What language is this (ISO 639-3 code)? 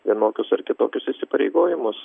lit